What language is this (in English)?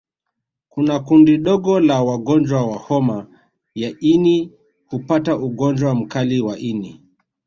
Swahili